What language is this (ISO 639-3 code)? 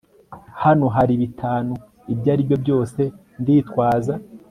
kin